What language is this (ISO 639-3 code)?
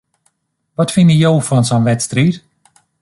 fry